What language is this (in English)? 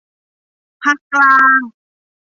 Thai